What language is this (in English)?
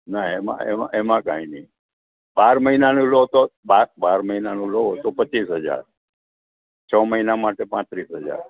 Gujarati